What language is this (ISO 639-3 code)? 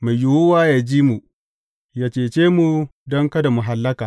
hau